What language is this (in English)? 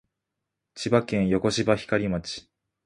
Japanese